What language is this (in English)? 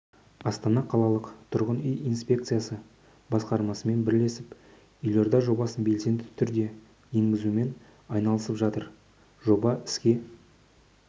Kazakh